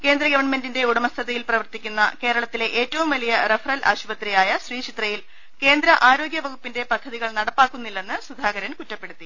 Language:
Malayalam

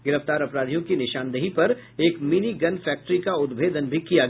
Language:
Hindi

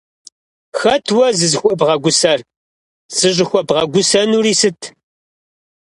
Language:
Kabardian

